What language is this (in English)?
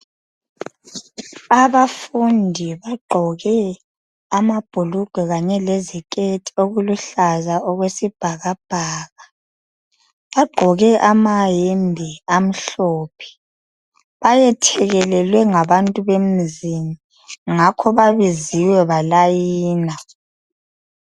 North Ndebele